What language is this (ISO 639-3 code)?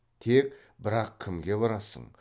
kaz